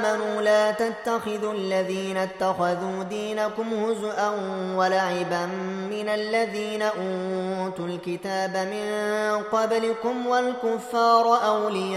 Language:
Arabic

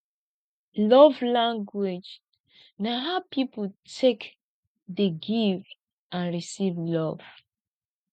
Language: Nigerian Pidgin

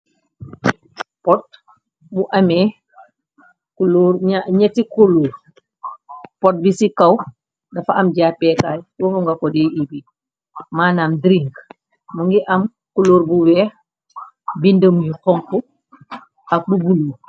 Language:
Wolof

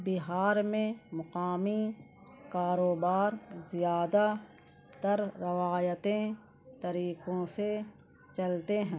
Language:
Urdu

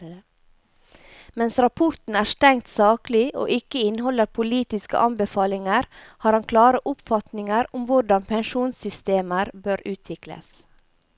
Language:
Norwegian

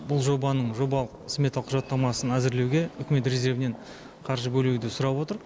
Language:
Kazakh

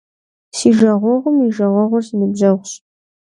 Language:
Kabardian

